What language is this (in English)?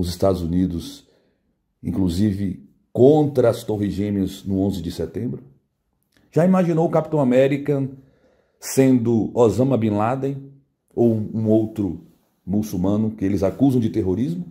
Portuguese